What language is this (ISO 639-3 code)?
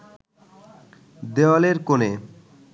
ben